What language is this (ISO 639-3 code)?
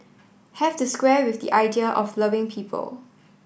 eng